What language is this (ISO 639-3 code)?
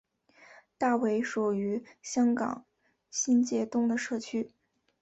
zho